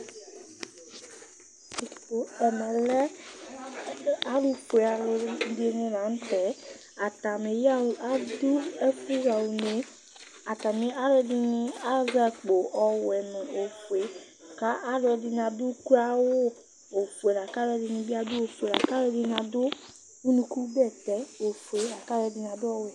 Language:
Ikposo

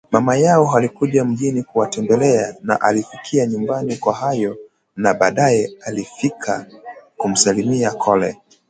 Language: Swahili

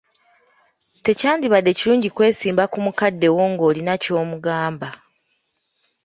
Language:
Ganda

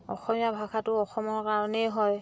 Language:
Assamese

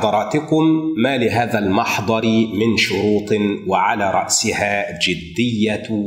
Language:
Arabic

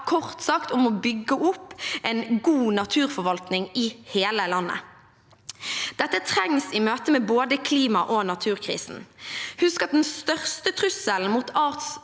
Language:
Norwegian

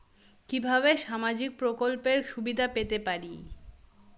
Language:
Bangla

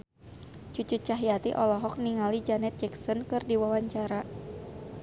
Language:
Sundanese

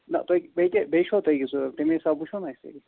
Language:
Kashmiri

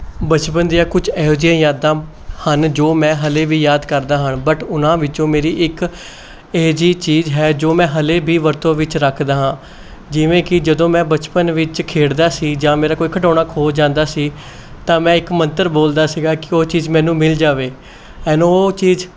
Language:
Punjabi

